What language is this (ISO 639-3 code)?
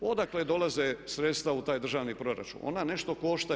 hrv